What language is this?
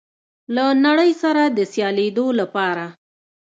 Pashto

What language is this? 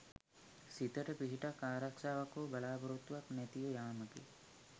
Sinhala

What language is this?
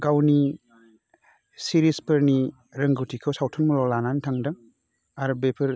Bodo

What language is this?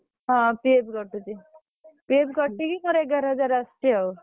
Odia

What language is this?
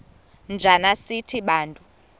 Xhosa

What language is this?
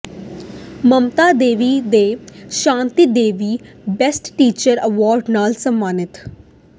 Punjabi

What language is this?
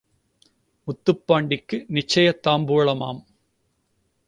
Tamil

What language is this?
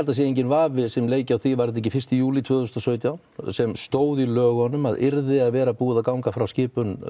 Icelandic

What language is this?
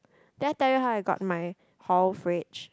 English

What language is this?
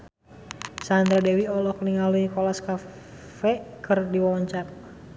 Sundanese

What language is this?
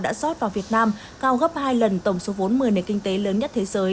Vietnamese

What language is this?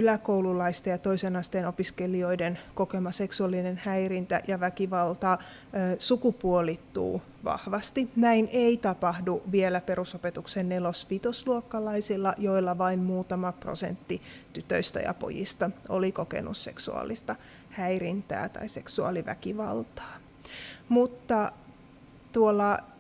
Finnish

